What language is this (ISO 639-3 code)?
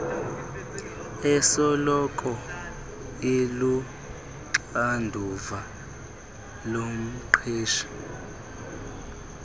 xho